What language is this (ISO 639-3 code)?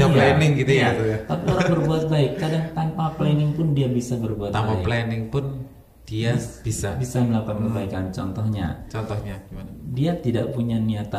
ind